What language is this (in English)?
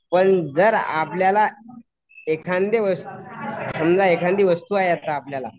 Marathi